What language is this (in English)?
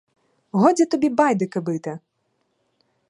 Ukrainian